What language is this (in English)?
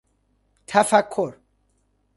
Persian